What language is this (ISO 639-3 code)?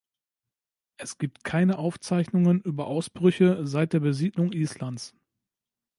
deu